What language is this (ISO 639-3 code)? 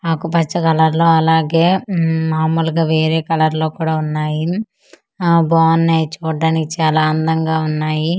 tel